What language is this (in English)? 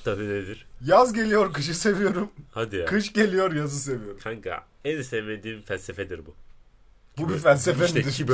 Turkish